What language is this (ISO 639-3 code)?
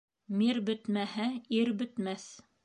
bak